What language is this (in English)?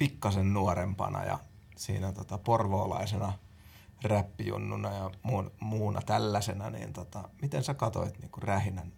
Finnish